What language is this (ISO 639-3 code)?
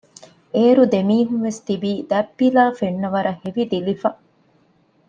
div